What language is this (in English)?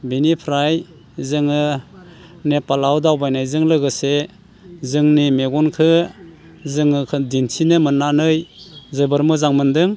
Bodo